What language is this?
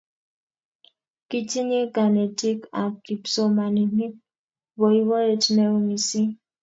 Kalenjin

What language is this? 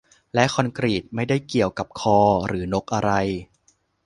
Thai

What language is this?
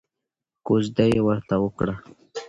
Pashto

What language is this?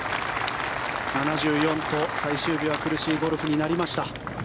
Japanese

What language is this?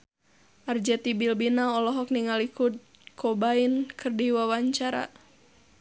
Sundanese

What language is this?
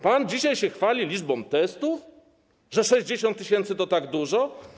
Polish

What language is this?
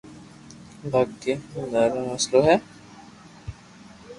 Loarki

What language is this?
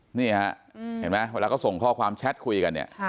Thai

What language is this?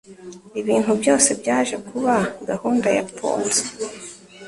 Kinyarwanda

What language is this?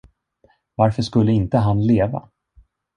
Swedish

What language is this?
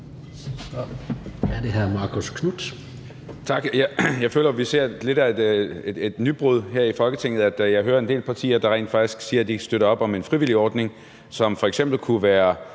Danish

